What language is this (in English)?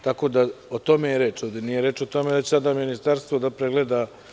Serbian